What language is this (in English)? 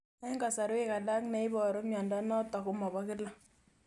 Kalenjin